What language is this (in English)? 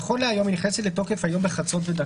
Hebrew